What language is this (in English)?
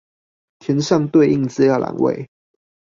Chinese